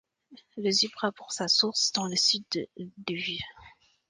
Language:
French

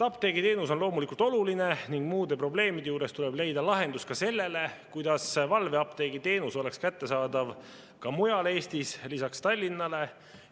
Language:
Estonian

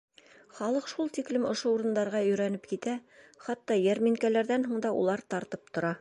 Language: Bashkir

